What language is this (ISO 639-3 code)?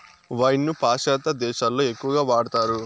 tel